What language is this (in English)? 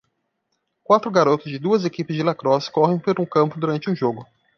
Portuguese